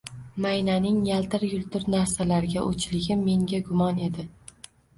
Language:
Uzbek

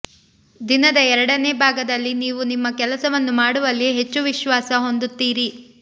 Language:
Kannada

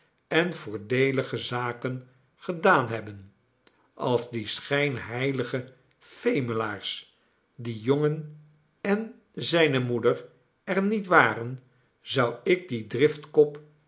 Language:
Dutch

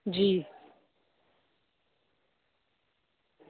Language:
Dogri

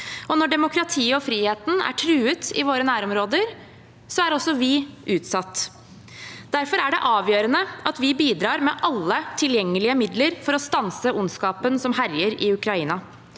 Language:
Norwegian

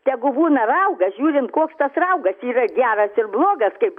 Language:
Lithuanian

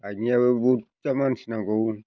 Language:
Bodo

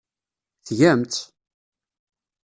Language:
Kabyle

